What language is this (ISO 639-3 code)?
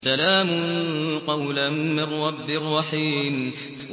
ara